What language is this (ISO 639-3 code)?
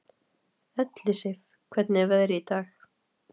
isl